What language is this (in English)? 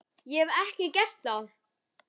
Icelandic